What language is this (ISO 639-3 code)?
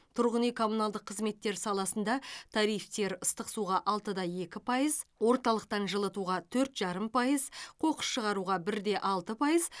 kaz